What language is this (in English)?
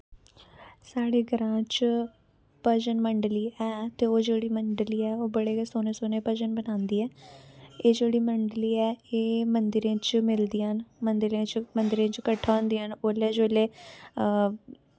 Dogri